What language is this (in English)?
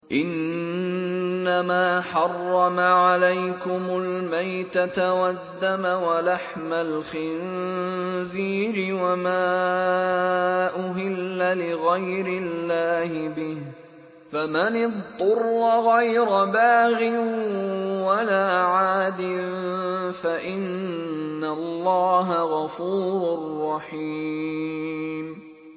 Arabic